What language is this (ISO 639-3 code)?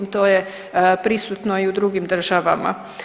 hrv